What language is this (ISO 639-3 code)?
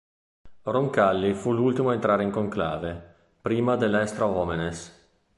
ita